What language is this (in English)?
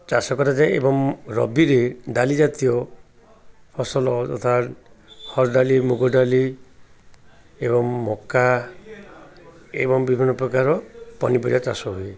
Odia